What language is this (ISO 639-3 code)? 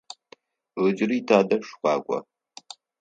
ady